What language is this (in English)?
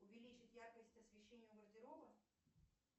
Russian